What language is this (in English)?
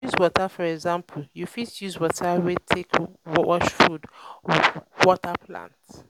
Nigerian Pidgin